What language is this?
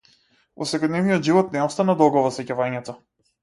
Macedonian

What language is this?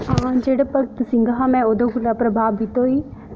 Dogri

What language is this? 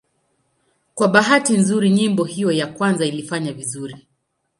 Swahili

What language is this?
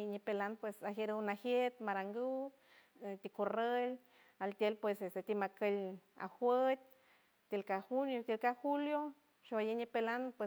San Francisco Del Mar Huave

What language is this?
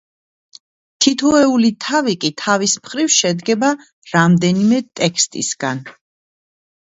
Georgian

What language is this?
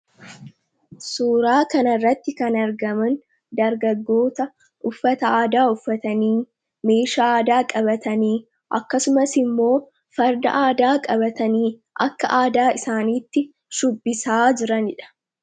Oromo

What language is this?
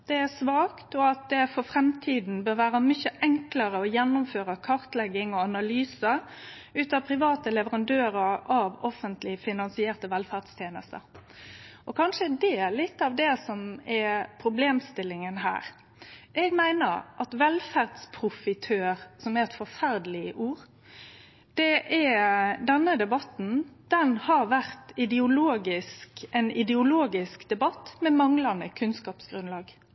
Norwegian Nynorsk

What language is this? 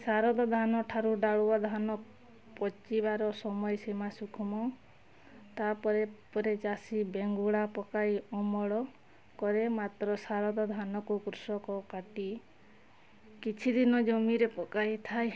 Odia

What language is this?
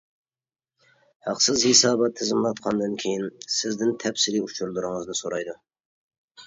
Uyghur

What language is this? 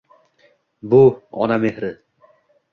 Uzbek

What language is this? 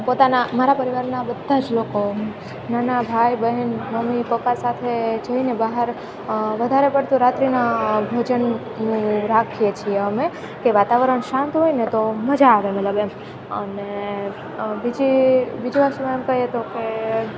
Gujarati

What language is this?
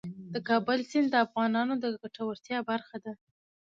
Pashto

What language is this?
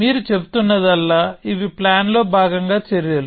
Telugu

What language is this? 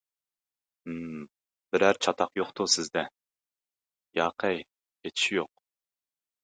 Uyghur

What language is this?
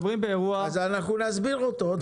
Hebrew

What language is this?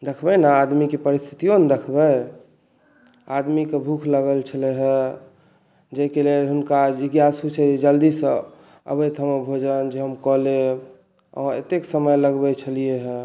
Maithili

